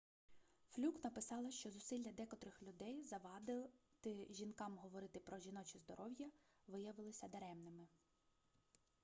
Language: Ukrainian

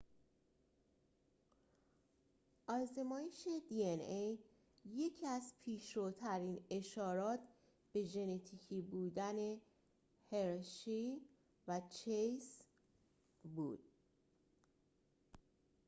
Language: Persian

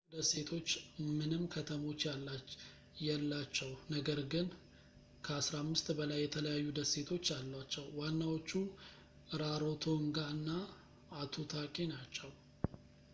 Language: Amharic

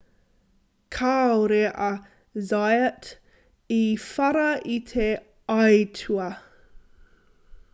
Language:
Māori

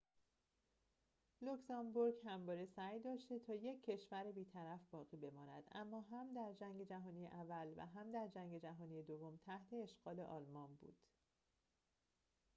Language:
Persian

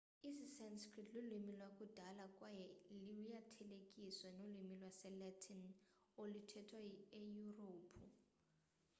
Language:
Xhosa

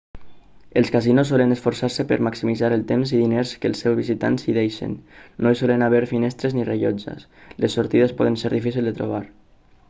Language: Catalan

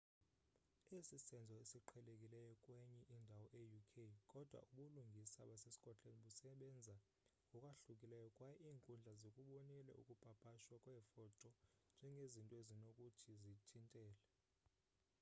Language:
Xhosa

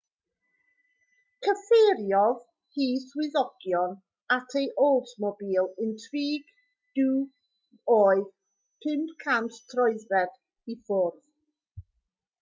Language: Welsh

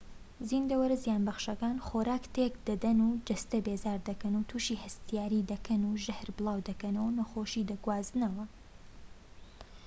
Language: Central Kurdish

